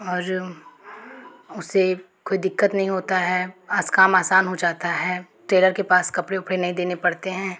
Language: Hindi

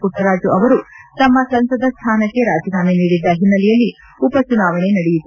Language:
Kannada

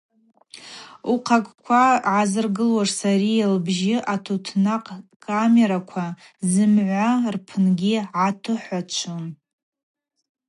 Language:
Abaza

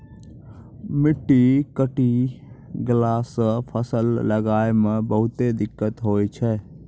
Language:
Maithili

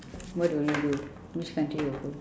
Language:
English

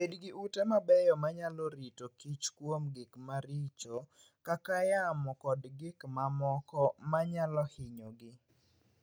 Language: Luo (Kenya and Tanzania)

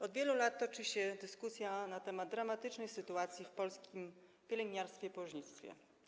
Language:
Polish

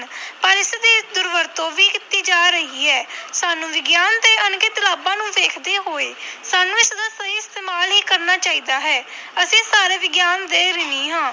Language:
Punjabi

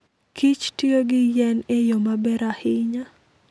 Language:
Luo (Kenya and Tanzania)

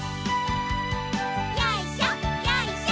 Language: Japanese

